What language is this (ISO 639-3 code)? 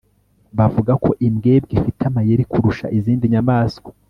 kin